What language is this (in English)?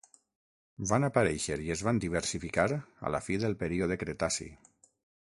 Catalan